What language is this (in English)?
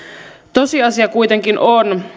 Finnish